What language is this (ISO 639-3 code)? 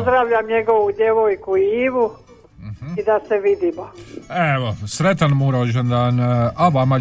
hrv